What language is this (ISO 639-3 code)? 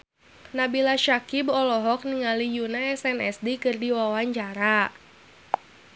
sun